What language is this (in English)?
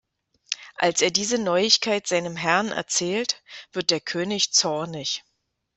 German